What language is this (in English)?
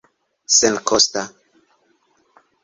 Esperanto